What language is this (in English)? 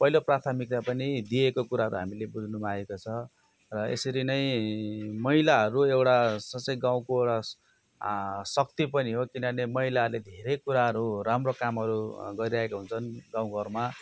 Nepali